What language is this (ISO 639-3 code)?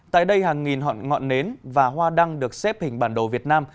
vie